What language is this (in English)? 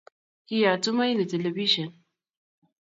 Kalenjin